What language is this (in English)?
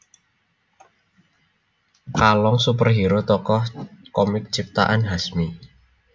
Javanese